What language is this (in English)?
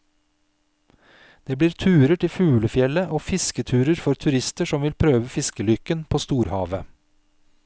Norwegian